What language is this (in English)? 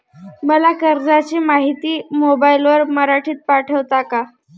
Marathi